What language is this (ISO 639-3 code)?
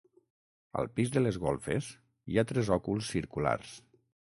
cat